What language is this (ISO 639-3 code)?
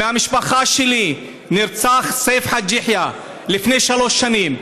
heb